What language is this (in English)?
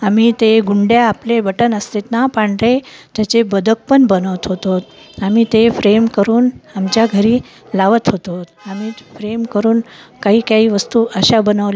Marathi